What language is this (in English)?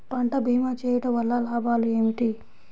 Telugu